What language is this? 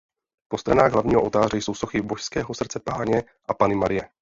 Czech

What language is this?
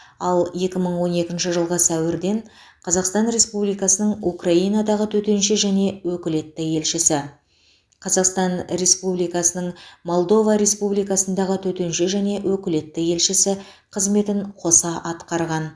Kazakh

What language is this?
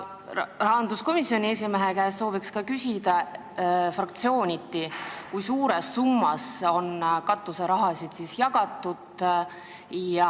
Estonian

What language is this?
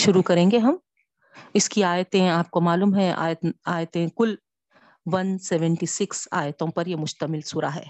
Urdu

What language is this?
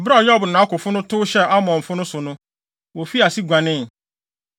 Akan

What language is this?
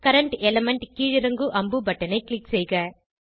Tamil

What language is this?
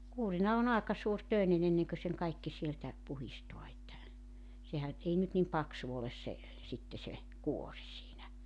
Finnish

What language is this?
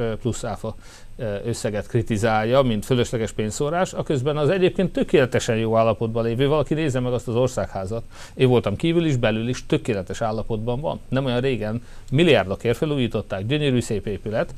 Hungarian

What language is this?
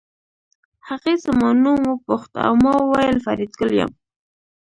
Pashto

